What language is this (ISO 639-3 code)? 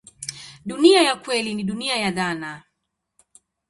swa